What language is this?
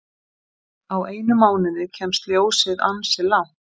Icelandic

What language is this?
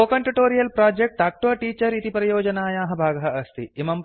Sanskrit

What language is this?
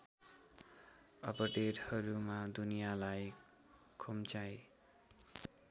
Nepali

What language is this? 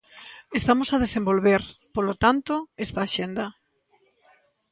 Galician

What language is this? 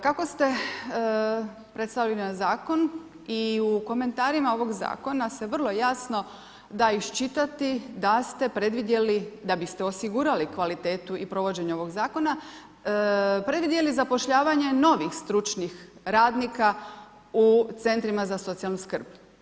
Croatian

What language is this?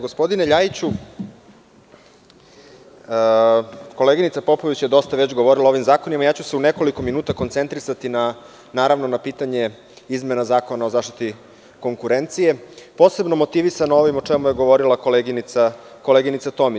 Serbian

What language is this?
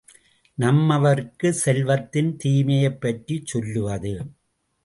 Tamil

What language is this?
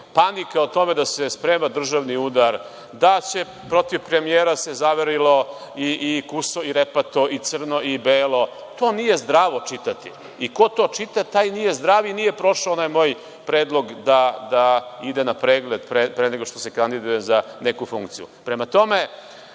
Serbian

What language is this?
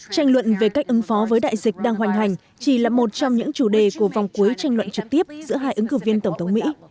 Vietnamese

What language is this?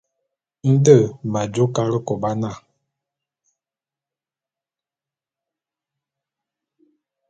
Bulu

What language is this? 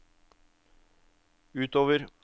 Norwegian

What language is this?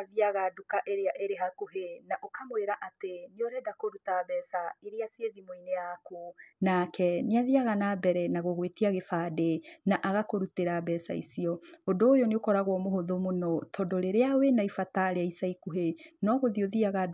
Kikuyu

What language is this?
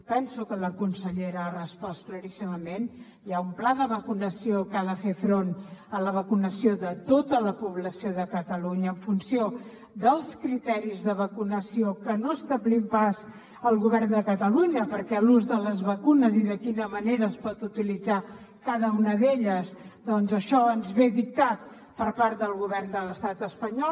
Catalan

